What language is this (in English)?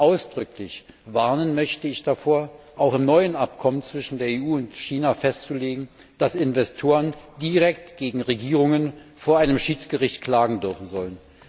German